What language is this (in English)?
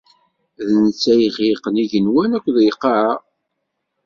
Kabyle